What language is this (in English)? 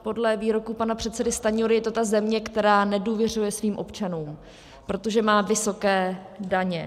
Czech